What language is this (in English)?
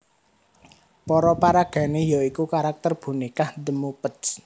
Javanese